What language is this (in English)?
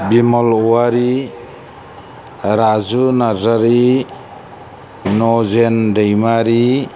Bodo